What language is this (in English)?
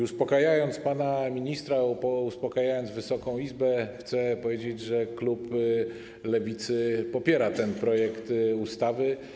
Polish